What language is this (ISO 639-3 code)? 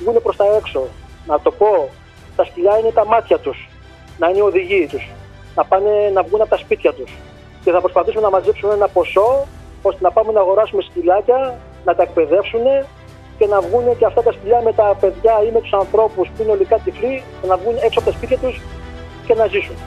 ell